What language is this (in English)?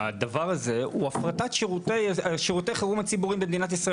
Hebrew